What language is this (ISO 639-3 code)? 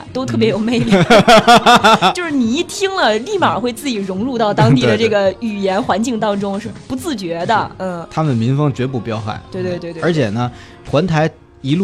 zho